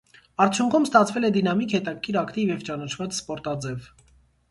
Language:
Armenian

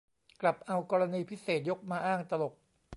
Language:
Thai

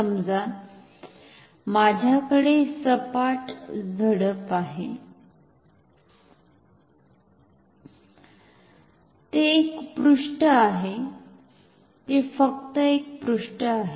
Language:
Marathi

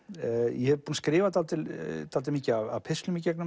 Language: Icelandic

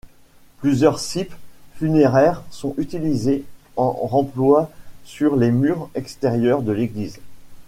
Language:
French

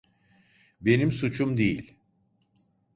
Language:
Turkish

